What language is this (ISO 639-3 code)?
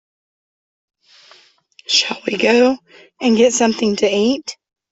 eng